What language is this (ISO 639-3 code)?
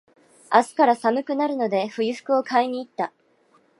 jpn